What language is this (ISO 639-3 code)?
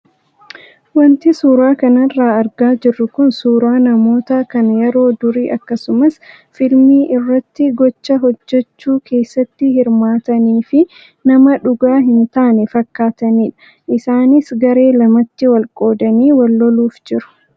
orm